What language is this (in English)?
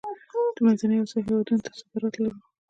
Pashto